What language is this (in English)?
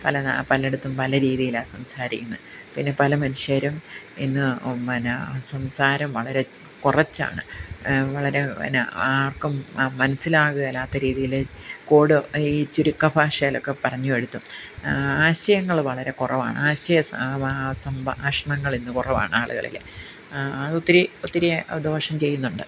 Malayalam